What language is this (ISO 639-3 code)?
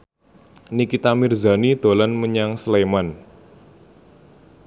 jav